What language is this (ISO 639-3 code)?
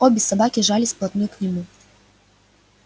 rus